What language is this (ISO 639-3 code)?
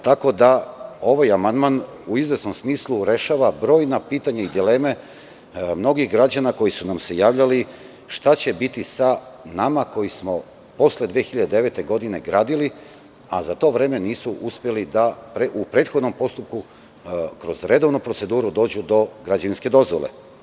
srp